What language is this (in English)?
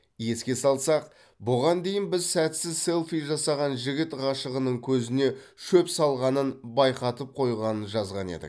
Kazakh